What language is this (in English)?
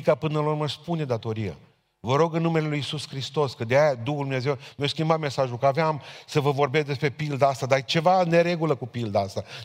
Romanian